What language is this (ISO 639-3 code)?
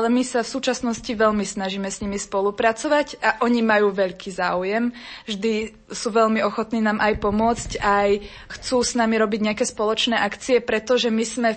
slk